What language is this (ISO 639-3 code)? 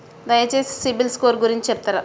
tel